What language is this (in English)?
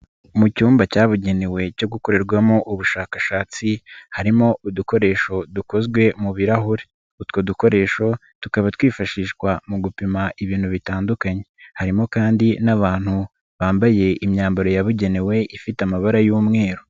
Kinyarwanda